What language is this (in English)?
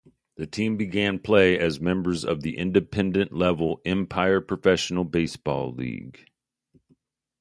English